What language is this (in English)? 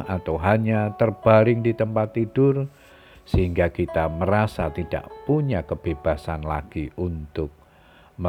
Indonesian